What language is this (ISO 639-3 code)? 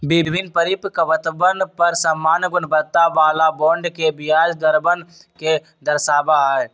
mag